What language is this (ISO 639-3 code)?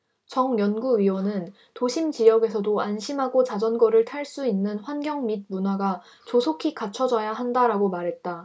kor